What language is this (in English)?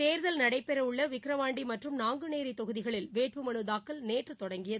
Tamil